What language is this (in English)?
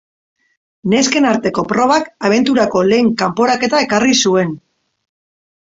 Basque